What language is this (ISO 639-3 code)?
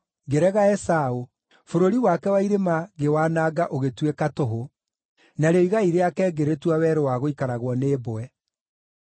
kik